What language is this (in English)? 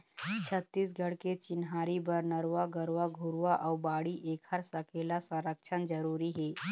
Chhattisgarhi